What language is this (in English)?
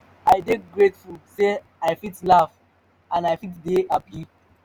Nigerian Pidgin